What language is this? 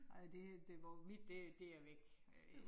Danish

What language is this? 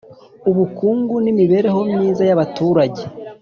Kinyarwanda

